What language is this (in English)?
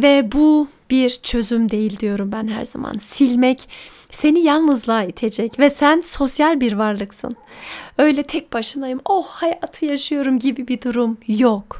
Turkish